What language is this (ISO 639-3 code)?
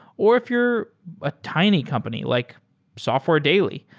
eng